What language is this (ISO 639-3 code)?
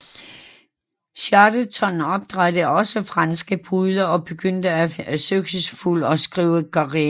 dan